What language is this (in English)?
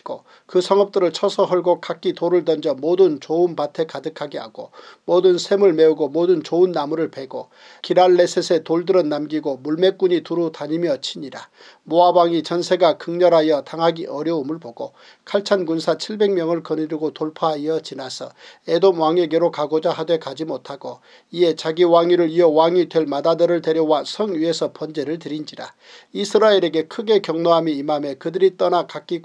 Korean